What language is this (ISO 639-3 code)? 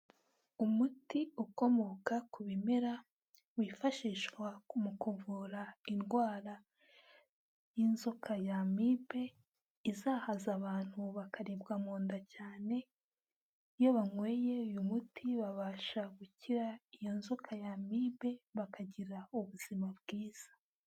kin